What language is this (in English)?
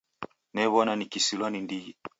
Taita